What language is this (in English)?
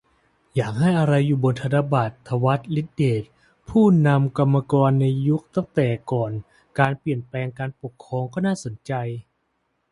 Thai